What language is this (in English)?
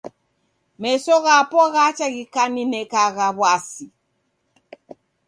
Taita